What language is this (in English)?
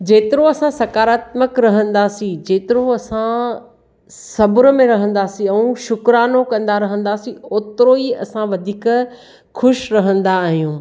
Sindhi